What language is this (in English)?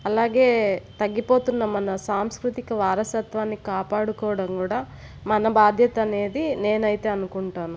Telugu